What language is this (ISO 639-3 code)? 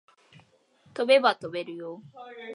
jpn